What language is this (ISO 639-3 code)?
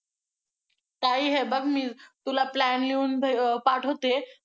mar